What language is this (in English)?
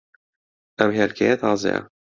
Central Kurdish